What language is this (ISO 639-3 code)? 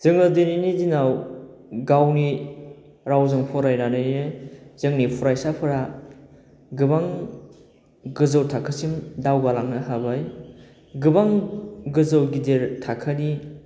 brx